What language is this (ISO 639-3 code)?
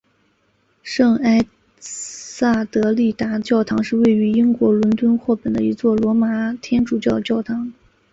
zho